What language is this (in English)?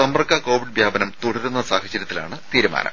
Malayalam